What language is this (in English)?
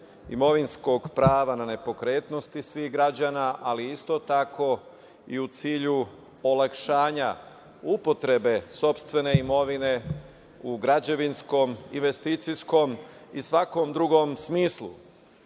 Serbian